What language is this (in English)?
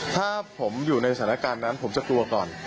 Thai